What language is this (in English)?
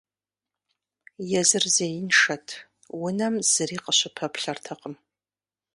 Kabardian